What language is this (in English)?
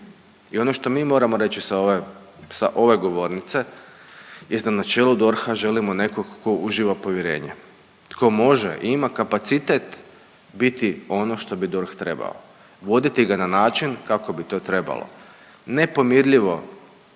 Croatian